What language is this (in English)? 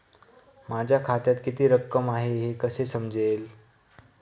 Marathi